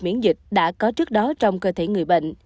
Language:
Vietnamese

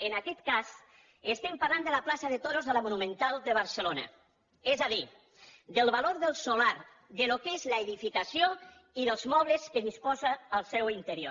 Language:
Catalan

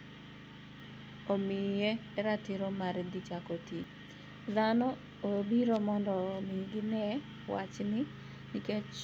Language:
Luo (Kenya and Tanzania)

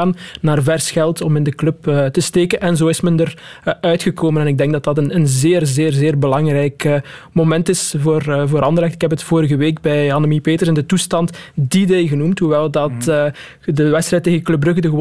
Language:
Dutch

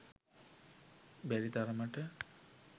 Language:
Sinhala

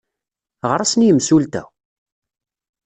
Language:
Kabyle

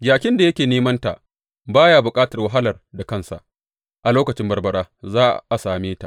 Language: Hausa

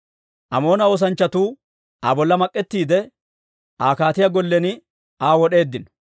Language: Dawro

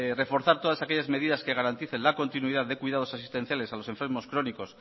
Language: Spanish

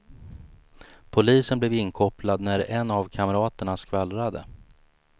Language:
Swedish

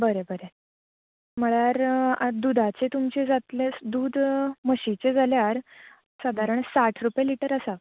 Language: Konkani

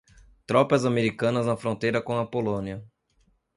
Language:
Portuguese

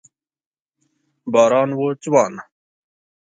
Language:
Pashto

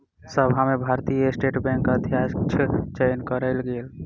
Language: Maithili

